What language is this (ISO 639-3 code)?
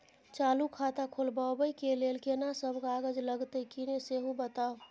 mai